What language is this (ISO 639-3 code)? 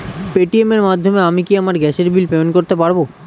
ben